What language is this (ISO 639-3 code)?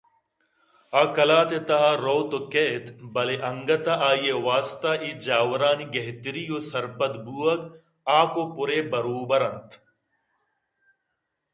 bgp